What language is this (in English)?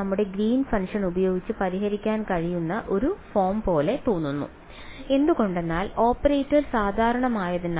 Malayalam